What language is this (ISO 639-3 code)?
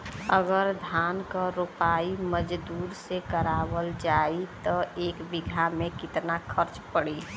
bho